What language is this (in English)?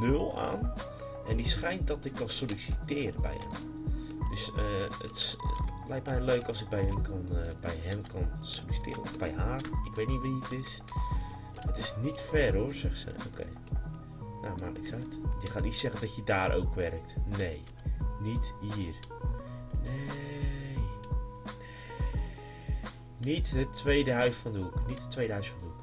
Dutch